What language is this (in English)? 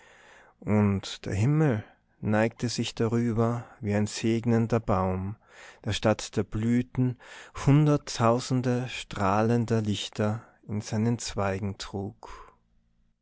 German